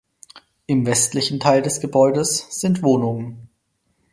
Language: German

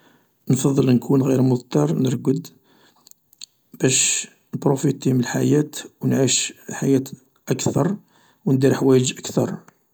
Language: Algerian Arabic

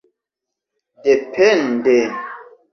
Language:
Esperanto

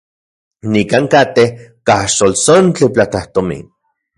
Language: Central Puebla Nahuatl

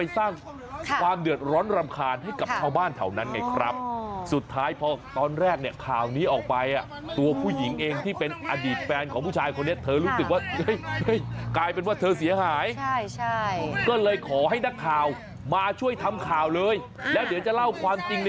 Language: Thai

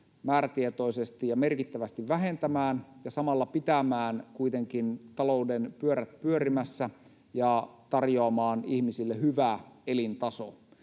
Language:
Finnish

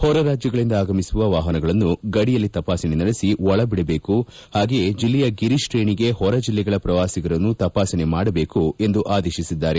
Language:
Kannada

